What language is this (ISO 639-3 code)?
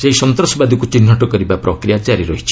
ori